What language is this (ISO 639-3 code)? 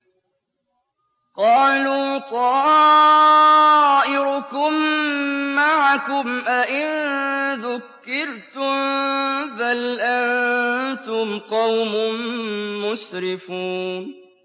ara